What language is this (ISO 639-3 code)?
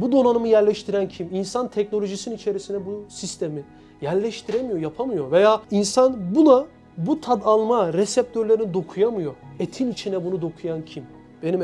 tur